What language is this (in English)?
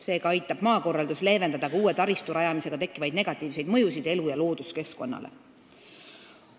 Estonian